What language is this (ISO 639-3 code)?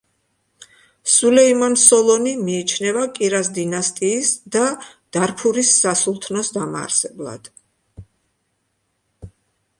kat